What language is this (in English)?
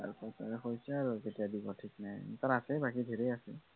Assamese